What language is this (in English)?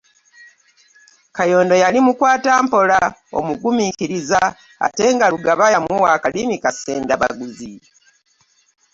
Ganda